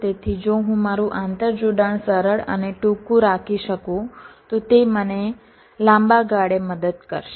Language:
Gujarati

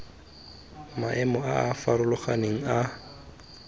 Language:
Tswana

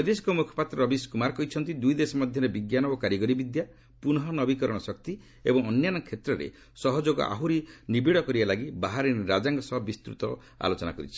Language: Odia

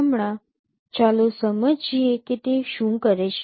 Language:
Gujarati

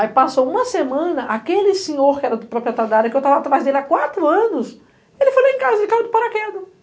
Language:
Portuguese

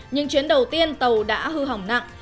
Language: Vietnamese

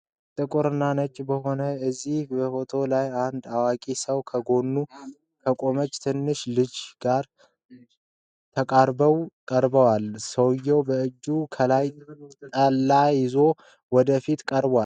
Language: Amharic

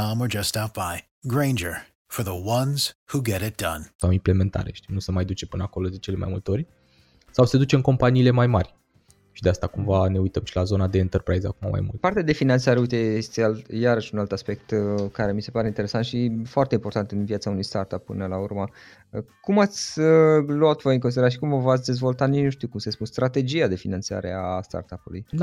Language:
Romanian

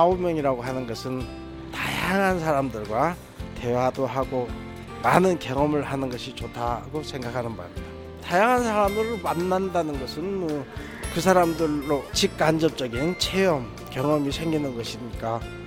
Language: Korean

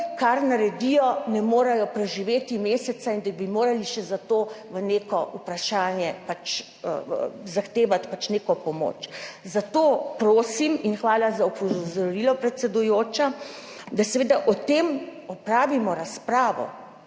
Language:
Slovenian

